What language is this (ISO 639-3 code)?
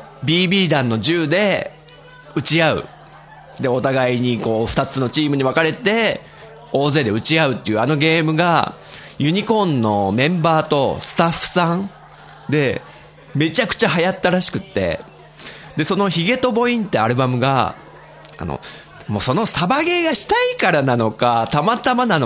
jpn